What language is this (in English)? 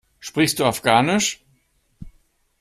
German